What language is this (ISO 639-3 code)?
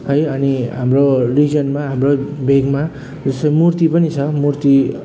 nep